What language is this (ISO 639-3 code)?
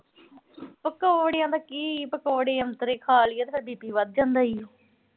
pan